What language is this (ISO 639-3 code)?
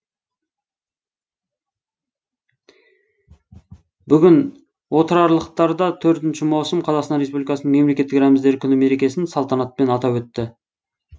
kaz